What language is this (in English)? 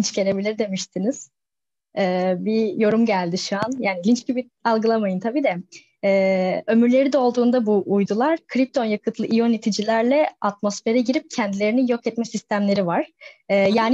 Turkish